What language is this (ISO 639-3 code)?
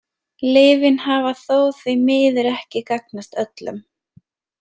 isl